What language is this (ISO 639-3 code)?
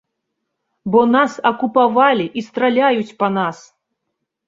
bel